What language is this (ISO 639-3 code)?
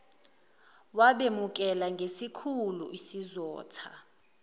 zul